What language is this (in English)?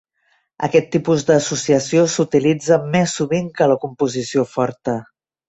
Catalan